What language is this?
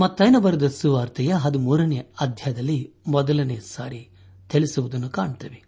Kannada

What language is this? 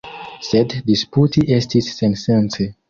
Esperanto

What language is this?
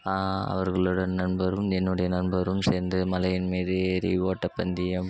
Tamil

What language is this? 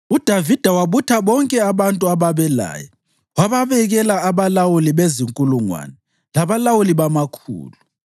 North Ndebele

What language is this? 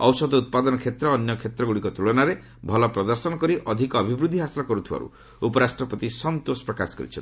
Odia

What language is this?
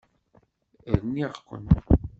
Kabyle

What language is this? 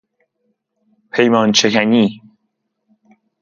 Persian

